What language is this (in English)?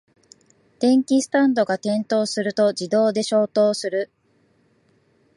Japanese